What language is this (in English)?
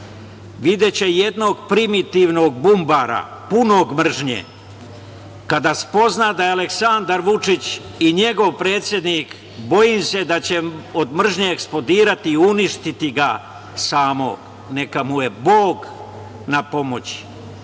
Serbian